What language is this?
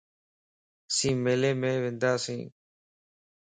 Lasi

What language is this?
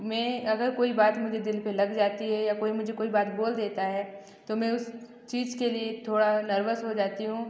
Hindi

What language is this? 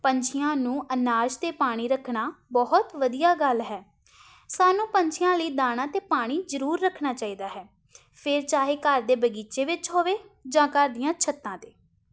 Punjabi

